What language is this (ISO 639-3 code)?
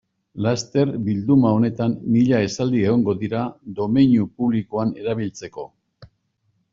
eus